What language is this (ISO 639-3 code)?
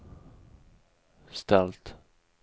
swe